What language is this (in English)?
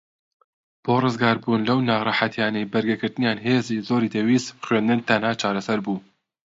Central Kurdish